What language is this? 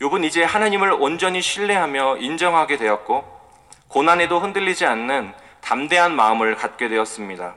Korean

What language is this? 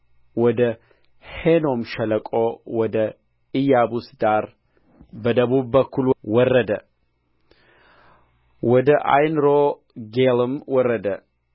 Amharic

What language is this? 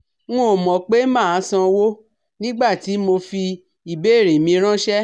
Yoruba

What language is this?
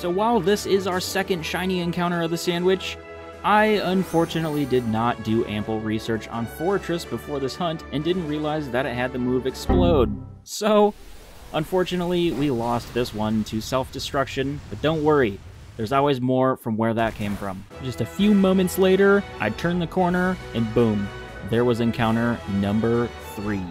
English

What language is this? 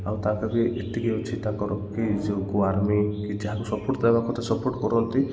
Odia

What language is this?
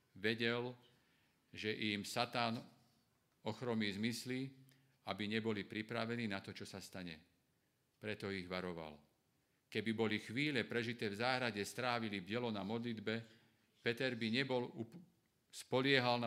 Slovak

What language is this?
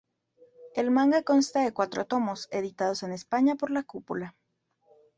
Spanish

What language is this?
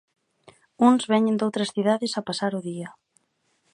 Galician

